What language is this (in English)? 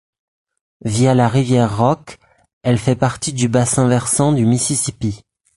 French